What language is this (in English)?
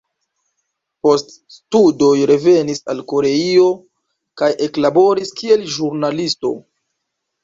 Esperanto